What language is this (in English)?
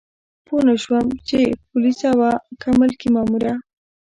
Pashto